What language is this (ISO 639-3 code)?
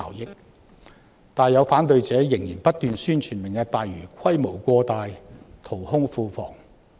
yue